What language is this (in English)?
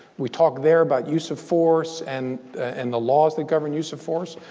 English